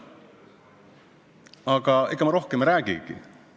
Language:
Estonian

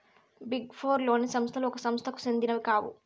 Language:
Telugu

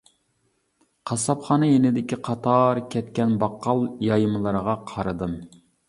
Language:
Uyghur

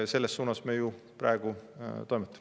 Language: Estonian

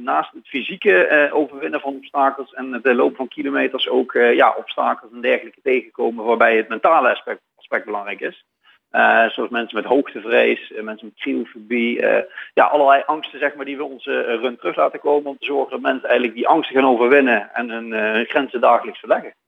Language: Dutch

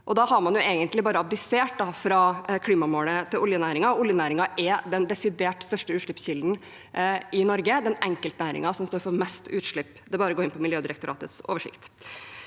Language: Norwegian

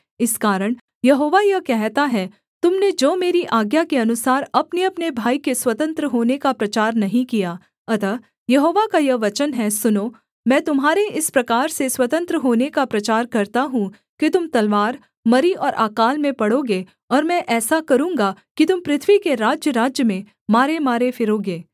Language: Hindi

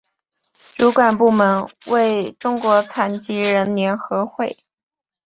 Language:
Chinese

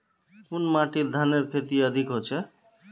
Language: Magahi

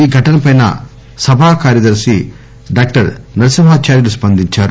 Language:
Telugu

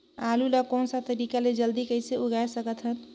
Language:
Chhattisgarhi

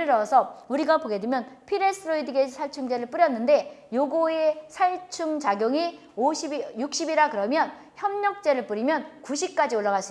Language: Korean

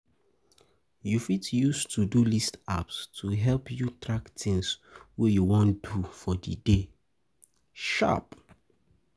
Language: Nigerian Pidgin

